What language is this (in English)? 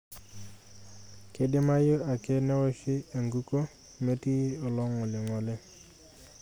Masai